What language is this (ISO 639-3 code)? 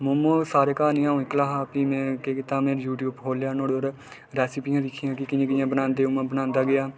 doi